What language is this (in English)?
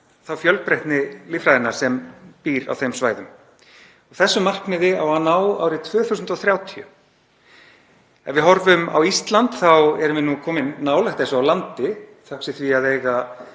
Icelandic